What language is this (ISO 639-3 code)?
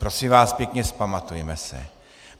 ces